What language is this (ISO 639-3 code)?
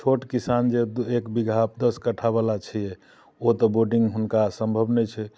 mai